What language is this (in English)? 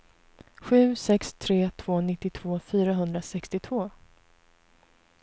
Swedish